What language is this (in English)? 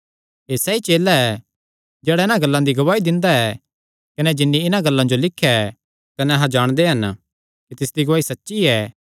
Kangri